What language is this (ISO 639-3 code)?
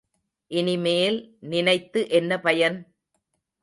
tam